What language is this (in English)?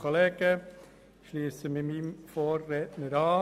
Swiss German